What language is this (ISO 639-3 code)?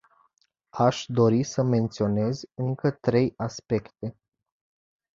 ron